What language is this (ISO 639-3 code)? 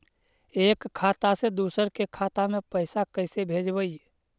mag